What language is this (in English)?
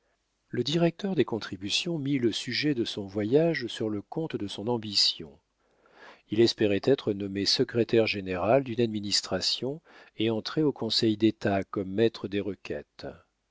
French